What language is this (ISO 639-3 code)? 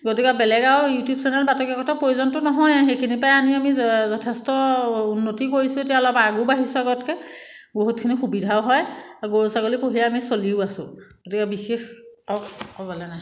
asm